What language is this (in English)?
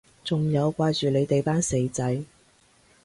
Cantonese